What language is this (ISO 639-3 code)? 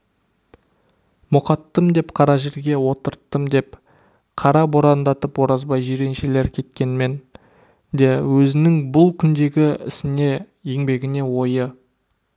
kaz